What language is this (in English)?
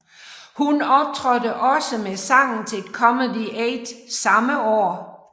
Danish